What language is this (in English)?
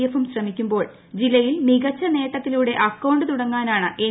Malayalam